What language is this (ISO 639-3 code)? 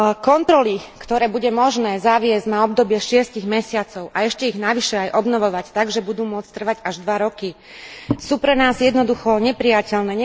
slk